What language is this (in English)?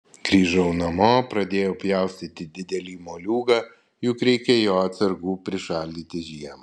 Lithuanian